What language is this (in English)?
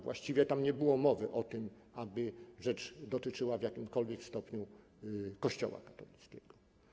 Polish